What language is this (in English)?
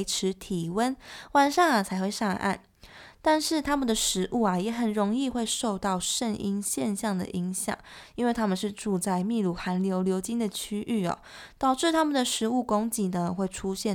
Chinese